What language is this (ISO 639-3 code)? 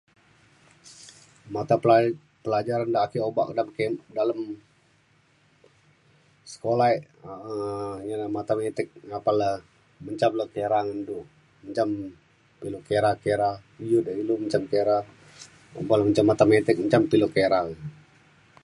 xkl